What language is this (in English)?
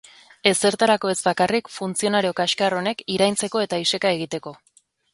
Basque